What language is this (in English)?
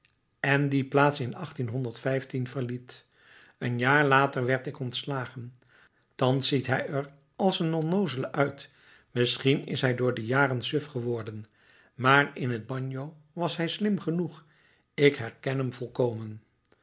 Dutch